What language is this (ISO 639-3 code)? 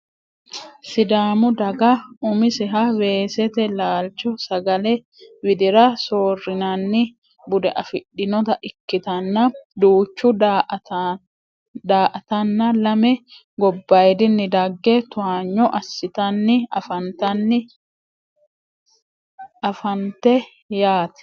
sid